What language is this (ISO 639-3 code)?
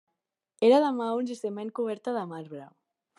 cat